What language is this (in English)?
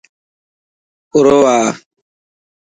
Dhatki